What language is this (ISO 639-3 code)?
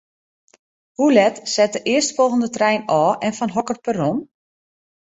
fry